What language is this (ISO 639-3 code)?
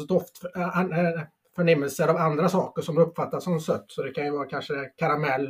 swe